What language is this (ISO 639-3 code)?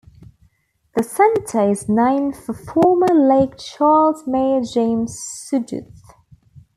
eng